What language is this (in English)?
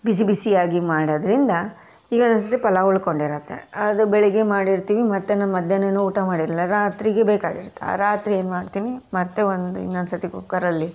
Kannada